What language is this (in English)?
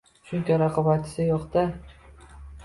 Uzbek